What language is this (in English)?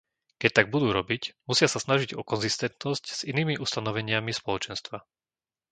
Slovak